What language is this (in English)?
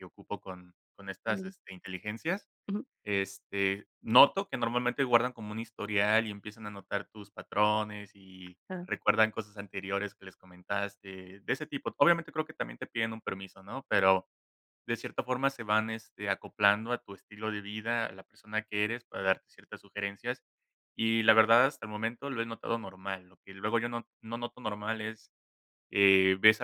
Spanish